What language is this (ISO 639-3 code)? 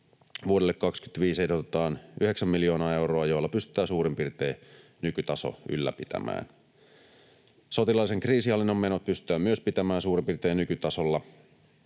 fin